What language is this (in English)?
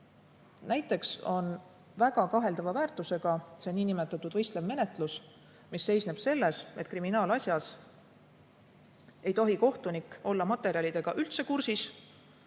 Estonian